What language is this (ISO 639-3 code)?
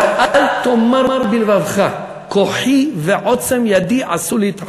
heb